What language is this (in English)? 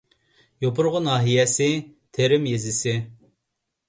Uyghur